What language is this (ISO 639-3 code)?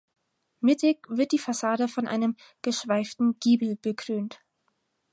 deu